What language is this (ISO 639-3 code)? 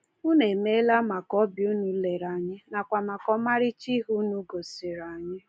ibo